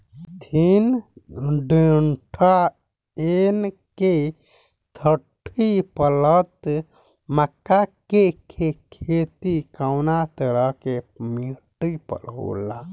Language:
Bhojpuri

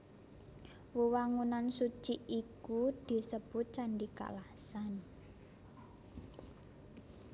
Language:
Javanese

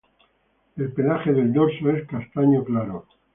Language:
Spanish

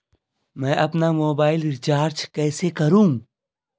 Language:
Hindi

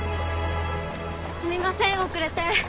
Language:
Japanese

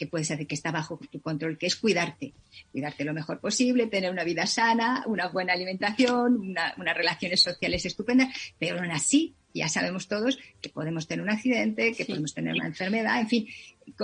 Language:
Spanish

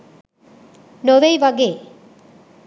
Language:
Sinhala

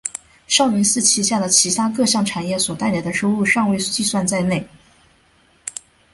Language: Chinese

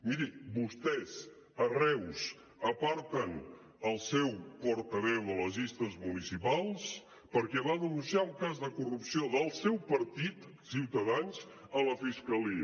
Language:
Catalan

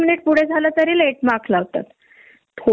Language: Marathi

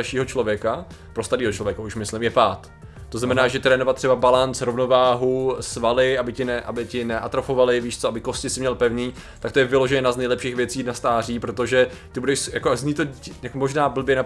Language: Czech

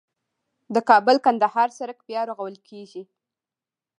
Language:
Pashto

